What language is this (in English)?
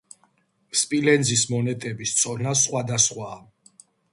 Georgian